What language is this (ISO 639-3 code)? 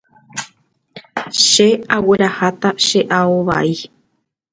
grn